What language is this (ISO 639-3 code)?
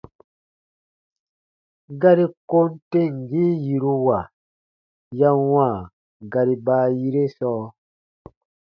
bba